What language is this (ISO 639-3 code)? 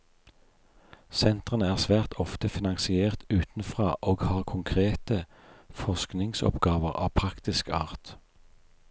nor